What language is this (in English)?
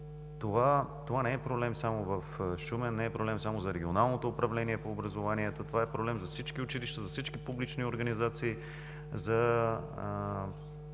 Bulgarian